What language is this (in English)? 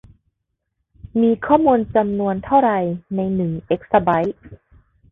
Thai